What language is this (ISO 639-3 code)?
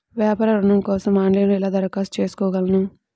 tel